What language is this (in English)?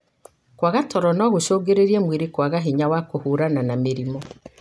Kikuyu